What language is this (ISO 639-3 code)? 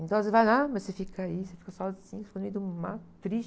por